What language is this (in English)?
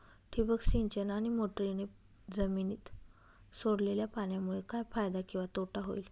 Marathi